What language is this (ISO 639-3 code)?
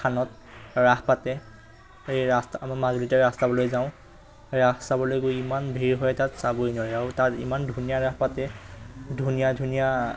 asm